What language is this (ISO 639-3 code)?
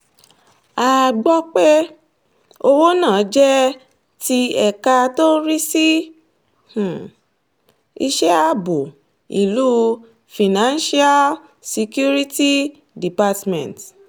yor